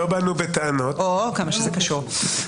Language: Hebrew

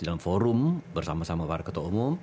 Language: Indonesian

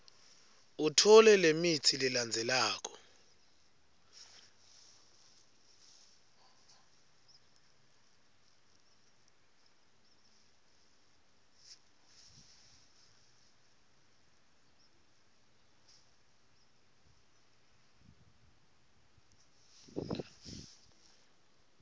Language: Swati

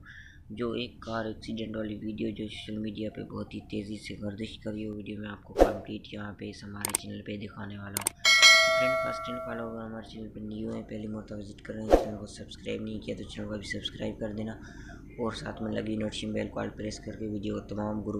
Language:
Hindi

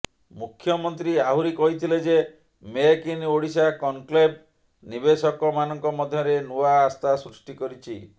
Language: Odia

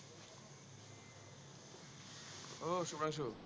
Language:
Assamese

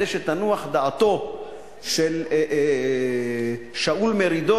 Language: Hebrew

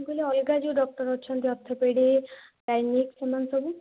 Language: Odia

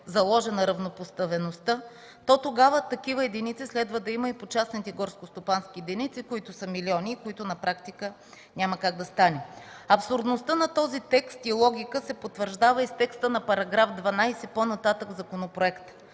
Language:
Bulgarian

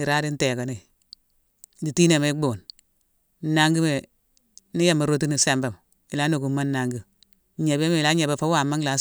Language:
Mansoanka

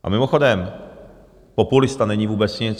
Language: Czech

